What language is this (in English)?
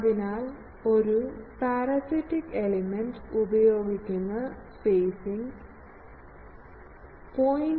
Malayalam